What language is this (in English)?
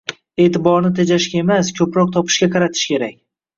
Uzbek